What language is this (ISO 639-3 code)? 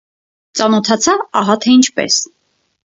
hye